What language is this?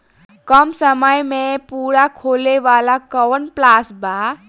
Bhojpuri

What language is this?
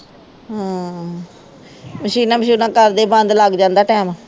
Punjabi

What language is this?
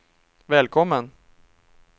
Swedish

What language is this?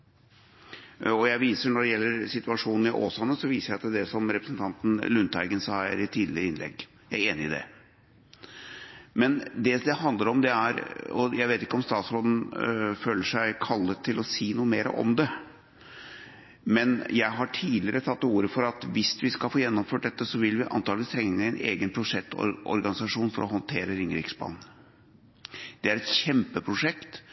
Norwegian Bokmål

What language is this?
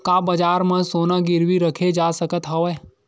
Chhattisgarhi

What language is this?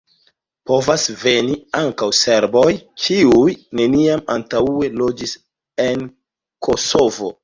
Esperanto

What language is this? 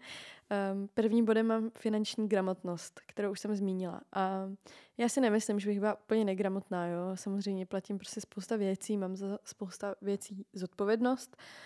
Czech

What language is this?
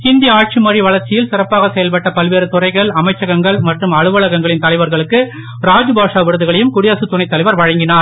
Tamil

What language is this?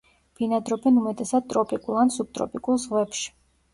Georgian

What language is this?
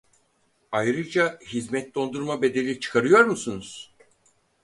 Turkish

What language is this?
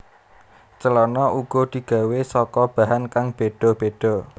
Javanese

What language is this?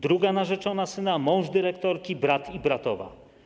Polish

